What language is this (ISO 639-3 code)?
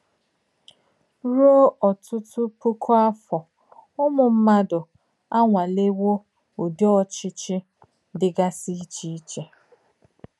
ibo